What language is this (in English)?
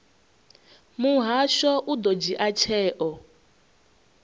Venda